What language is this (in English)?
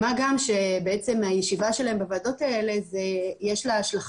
Hebrew